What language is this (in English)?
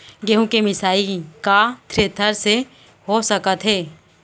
Chhattisgarhi